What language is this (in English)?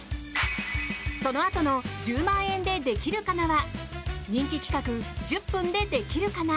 Japanese